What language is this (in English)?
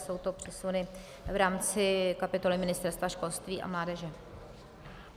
Czech